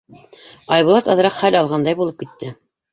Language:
Bashkir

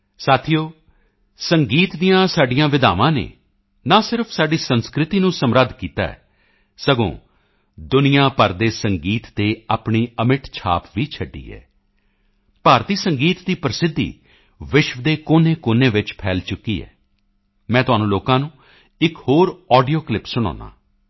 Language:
Punjabi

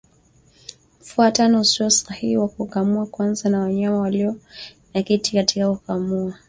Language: Swahili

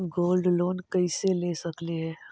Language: Magahi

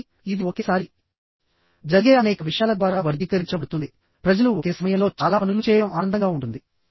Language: Telugu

